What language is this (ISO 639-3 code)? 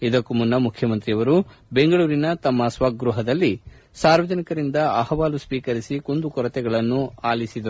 kan